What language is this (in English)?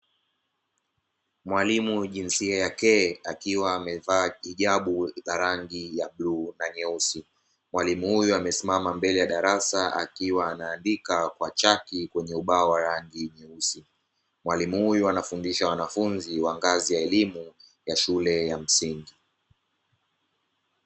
Swahili